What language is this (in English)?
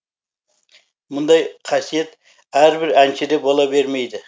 Kazakh